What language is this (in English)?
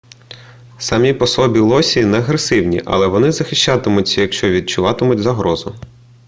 Ukrainian